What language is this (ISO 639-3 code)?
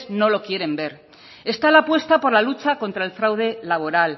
spa